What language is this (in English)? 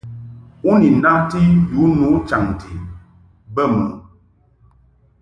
Mungaka